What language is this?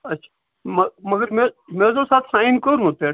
Kashmiri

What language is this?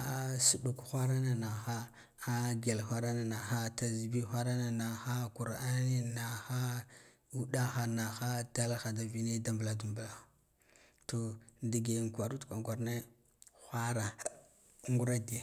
Guduf-Gava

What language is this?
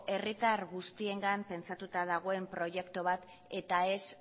Basque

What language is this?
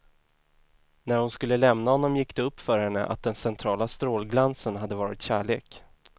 Swedish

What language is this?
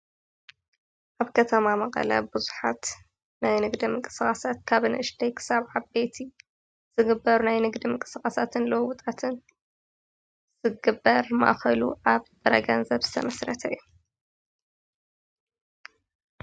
Tigrinya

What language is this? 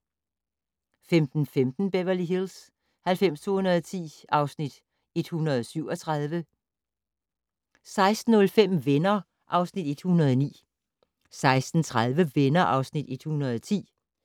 Danish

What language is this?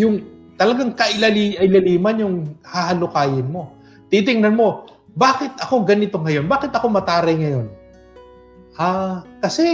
Filipino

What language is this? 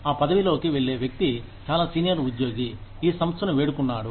Telugu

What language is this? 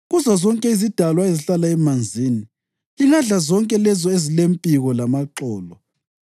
North Ndebele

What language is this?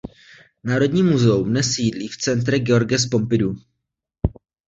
Czech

